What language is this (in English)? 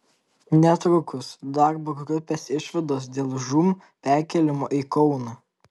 Lithuanian